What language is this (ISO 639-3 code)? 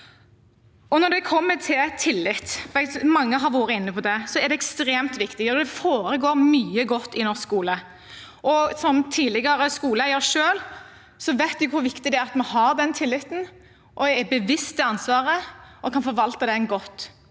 nor